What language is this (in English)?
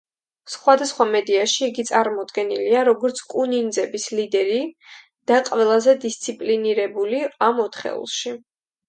Georgian